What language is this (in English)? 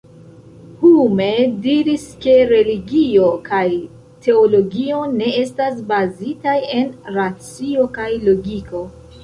Esperanto